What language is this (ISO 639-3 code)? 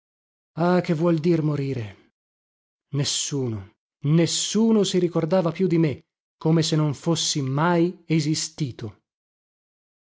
ita